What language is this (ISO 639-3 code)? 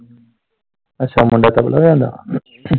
pan